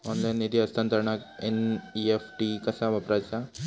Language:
Marathi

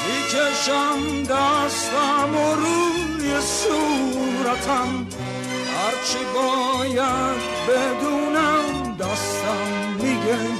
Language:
Persian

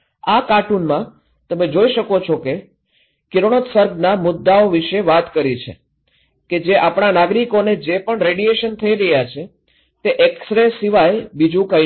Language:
Gujarati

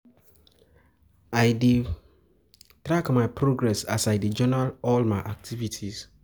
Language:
Nigerian Pidgin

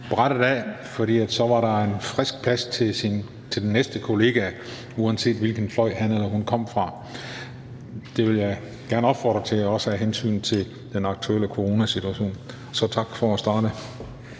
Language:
Danish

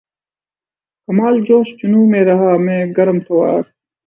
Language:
Urdu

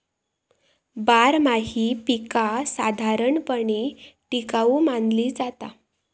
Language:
Marathi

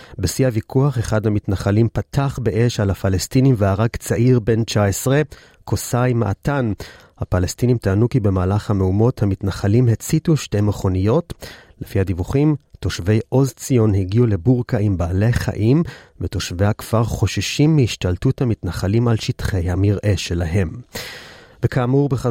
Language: Hebrew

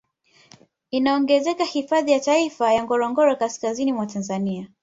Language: Swahili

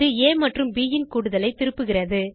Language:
Tamil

